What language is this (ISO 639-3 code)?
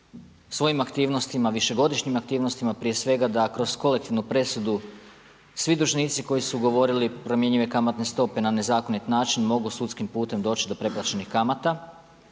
hrv